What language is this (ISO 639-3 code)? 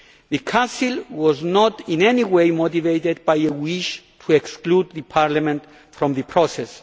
eng